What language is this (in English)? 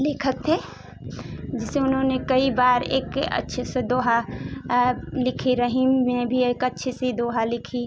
Hindi